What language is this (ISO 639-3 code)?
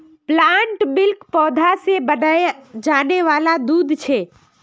mag